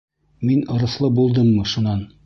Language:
Bashkir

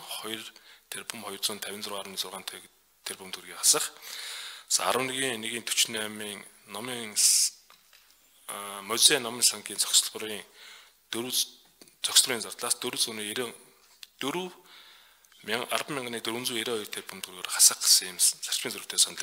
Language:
Turkish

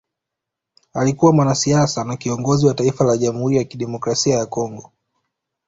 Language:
Swahili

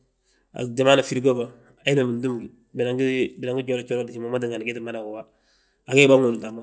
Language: Balanta-Ganja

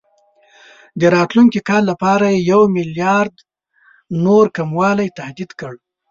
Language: Pashto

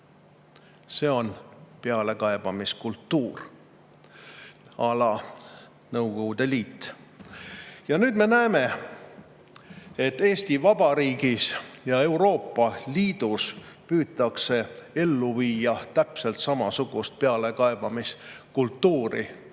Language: Estonian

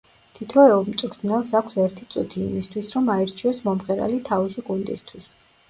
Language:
Georgian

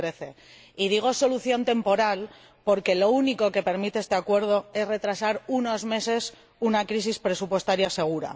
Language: Spanish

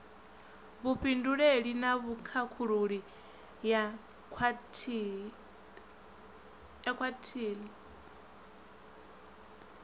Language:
Venda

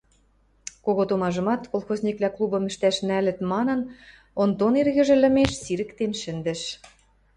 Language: Western Mari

